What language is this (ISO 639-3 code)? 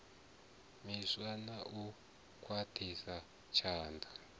ven